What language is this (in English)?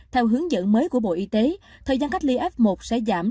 Vietnamese